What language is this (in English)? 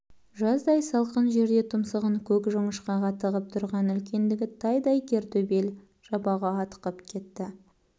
Kazakh